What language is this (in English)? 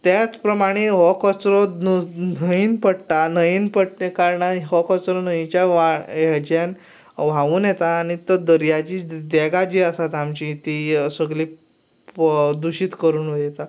Konkani